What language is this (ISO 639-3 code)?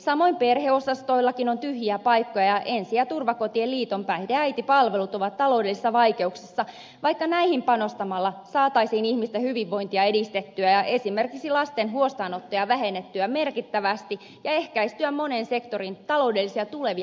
fin